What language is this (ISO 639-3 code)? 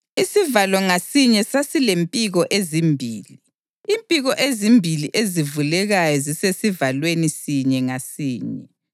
nde